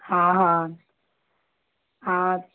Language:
Sindhi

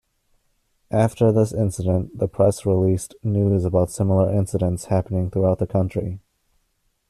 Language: English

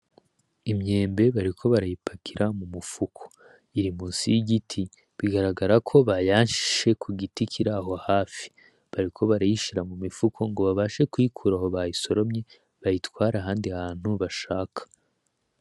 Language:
Rundi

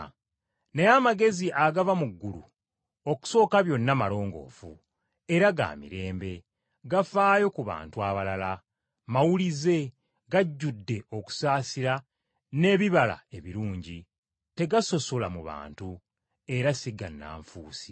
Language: Ganda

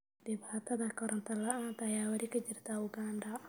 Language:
Somali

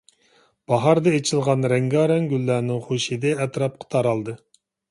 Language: Uyghur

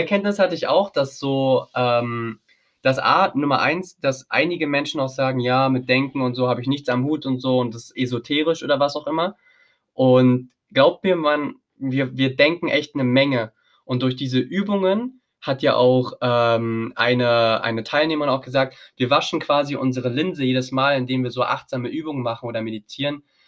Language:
German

